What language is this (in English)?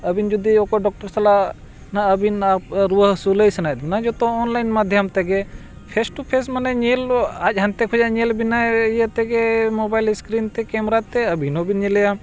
Santali